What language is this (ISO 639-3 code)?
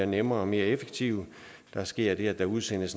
dan